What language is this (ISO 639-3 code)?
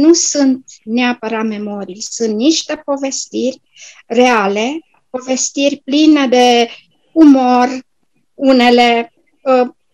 ron